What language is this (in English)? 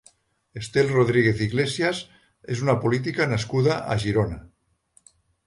Catalan